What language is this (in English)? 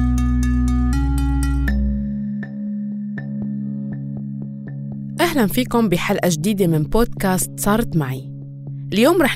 Arabic